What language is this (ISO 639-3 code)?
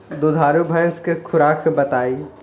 bho